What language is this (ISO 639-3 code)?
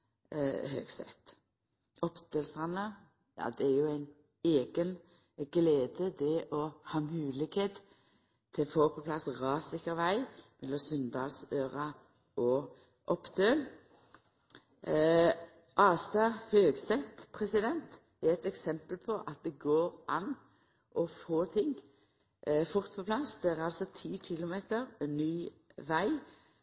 nno